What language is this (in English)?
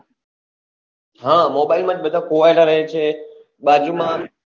Gujarati